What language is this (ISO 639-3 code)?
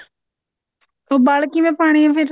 pan